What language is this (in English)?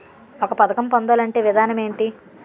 Telugu